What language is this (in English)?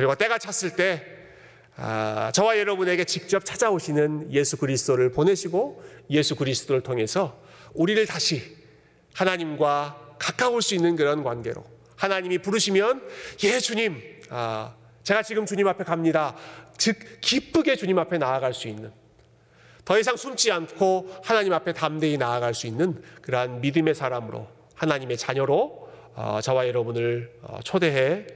Korean